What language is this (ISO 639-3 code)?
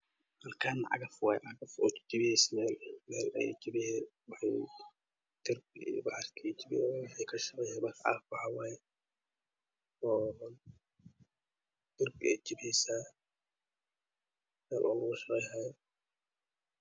som